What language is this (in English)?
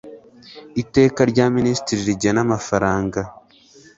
Kinyarwanda